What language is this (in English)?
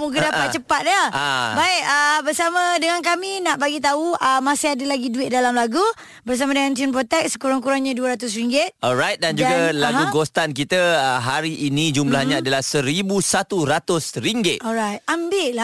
Malay